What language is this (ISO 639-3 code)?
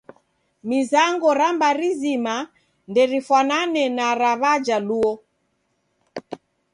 dav